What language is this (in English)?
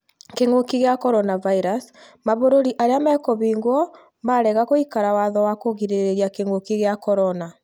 Kikuyu